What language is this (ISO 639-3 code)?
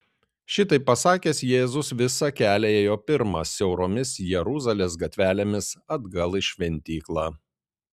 lit